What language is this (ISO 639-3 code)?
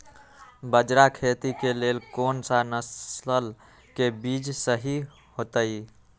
mag